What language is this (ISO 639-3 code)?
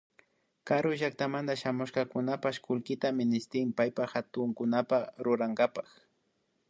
qvi